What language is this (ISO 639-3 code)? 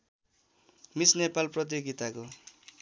nep